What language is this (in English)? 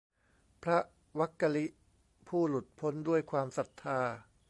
Thai